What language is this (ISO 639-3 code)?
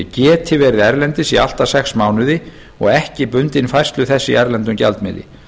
isl